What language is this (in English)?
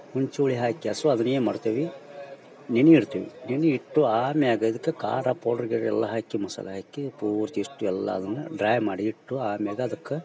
Kannada